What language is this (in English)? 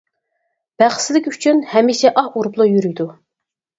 Uyghur